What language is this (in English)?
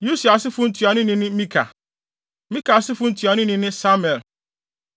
Akan